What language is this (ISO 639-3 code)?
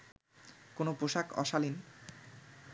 ben